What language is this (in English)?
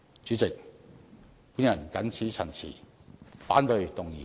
Cantonese